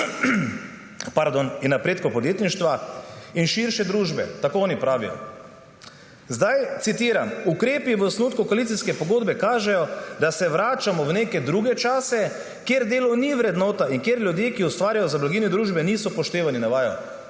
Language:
Slovenian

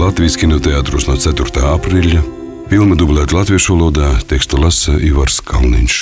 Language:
Latvian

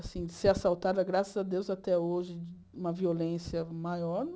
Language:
Portuguese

